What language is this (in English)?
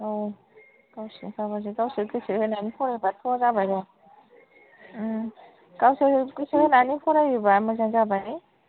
Bodo